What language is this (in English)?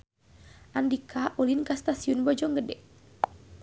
Sundanese